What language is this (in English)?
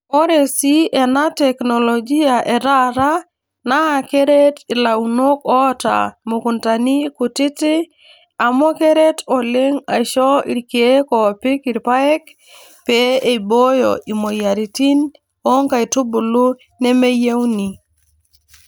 Masai